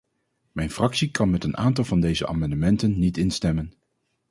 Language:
Dutch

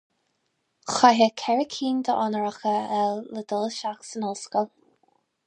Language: Irish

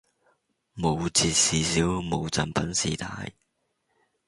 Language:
Cantonese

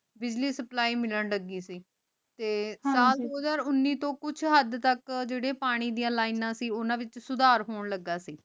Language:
Punjabi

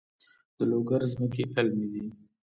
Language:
Pashto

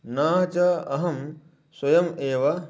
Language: Sanskrit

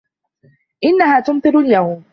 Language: Arabic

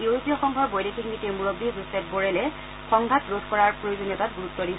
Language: Assamese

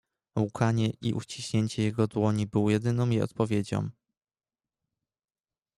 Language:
Polish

